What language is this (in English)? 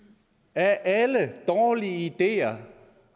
Danish